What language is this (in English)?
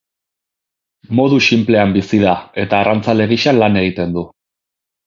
Basque